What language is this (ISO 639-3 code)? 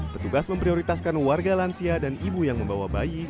ind